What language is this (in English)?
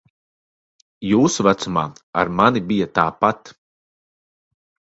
Latvian